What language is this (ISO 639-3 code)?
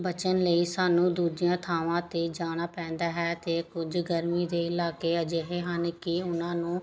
pan